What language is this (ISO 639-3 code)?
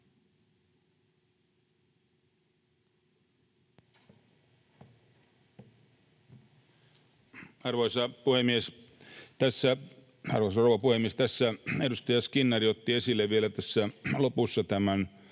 fin